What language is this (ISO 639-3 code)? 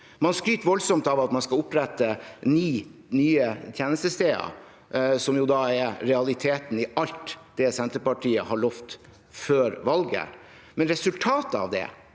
nor